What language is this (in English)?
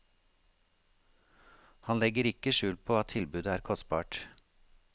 Norwegian